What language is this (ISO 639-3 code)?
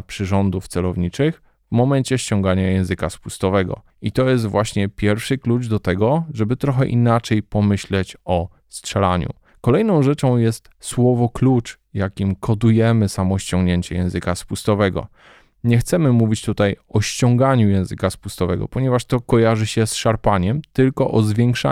pol